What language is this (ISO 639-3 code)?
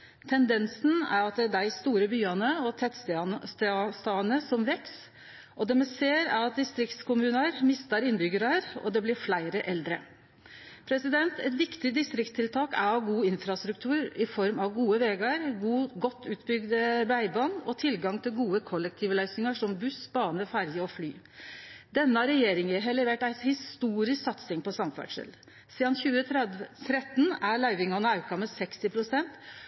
nno